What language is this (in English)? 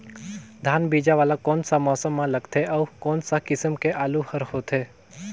Chhattisgarhi